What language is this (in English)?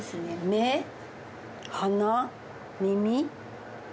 Japanese